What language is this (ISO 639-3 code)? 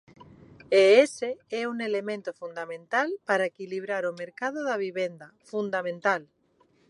glg